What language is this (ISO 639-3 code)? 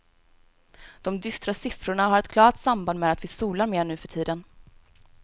swe